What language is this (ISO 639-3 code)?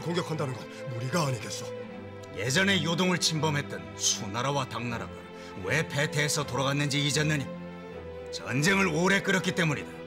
kor